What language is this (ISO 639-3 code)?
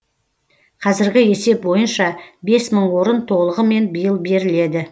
kaz